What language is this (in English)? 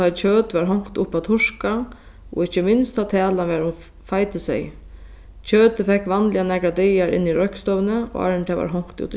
Faroese